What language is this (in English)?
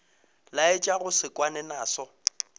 Northern Sotho